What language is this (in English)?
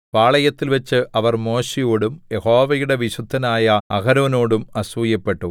Malayalam